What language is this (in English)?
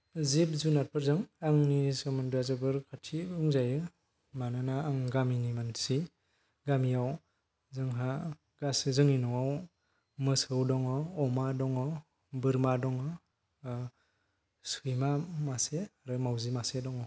Bodo